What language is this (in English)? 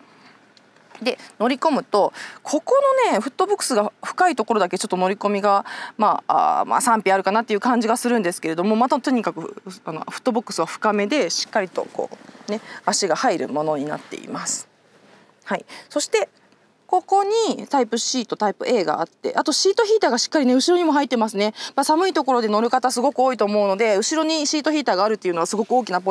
Japanese